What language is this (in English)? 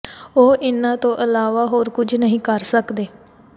Punjabi